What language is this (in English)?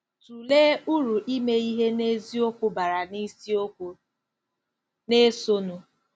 Igbo